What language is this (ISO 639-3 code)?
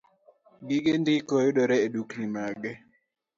luo